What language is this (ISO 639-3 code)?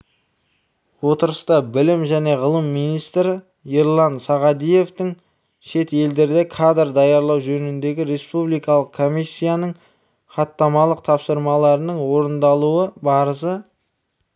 kaz